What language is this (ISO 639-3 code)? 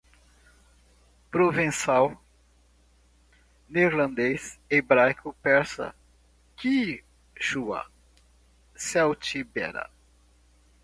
por